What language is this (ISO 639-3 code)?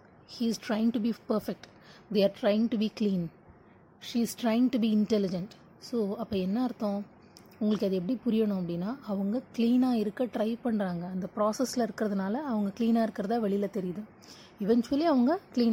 tam